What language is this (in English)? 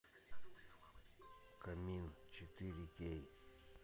Russian